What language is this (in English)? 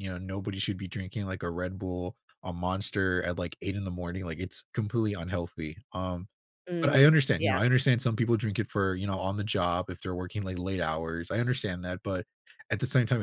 English